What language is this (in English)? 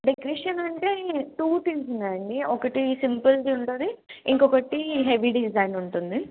Telugu